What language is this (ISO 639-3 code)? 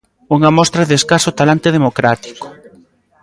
glg